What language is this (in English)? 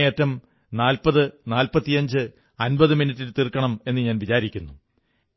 Malayalam